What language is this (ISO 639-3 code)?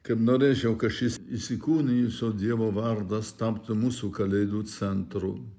lit